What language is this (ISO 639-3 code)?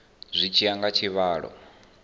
ven